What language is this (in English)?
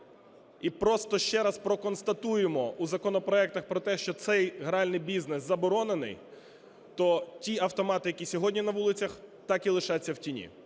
Ukrainian